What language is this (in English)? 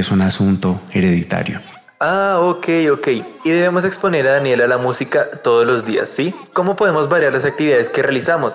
Spanish